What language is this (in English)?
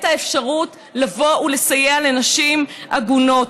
Hebrew